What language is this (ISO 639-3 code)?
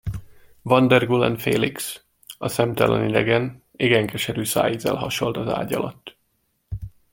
hun